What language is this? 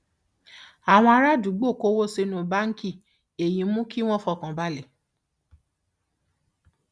Yoruba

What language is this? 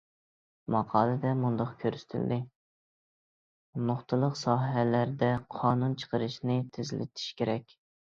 Uyghur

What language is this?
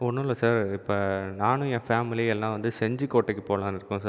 Tamil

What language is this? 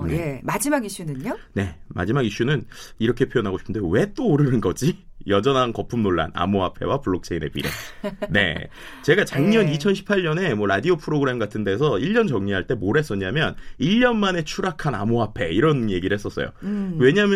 Korean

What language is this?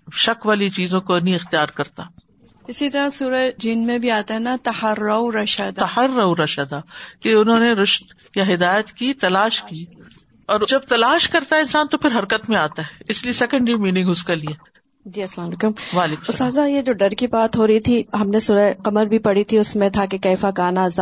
Urdu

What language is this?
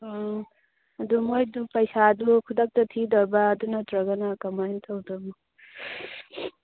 Manipuri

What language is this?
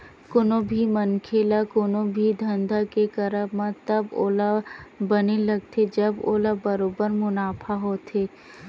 Chhattisgarhi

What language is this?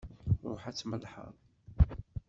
Kabyle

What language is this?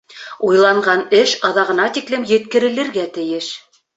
Bashkir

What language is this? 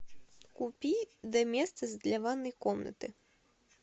Russian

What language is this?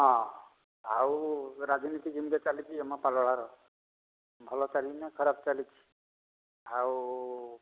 Odia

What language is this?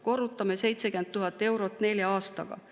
Estonian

